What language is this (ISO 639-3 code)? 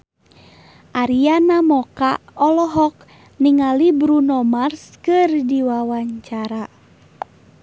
sun